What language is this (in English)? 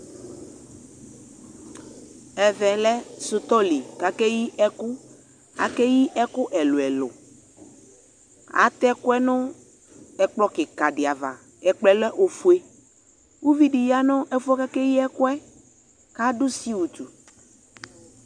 Ikposo